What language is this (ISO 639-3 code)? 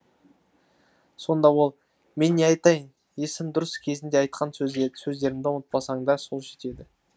kaz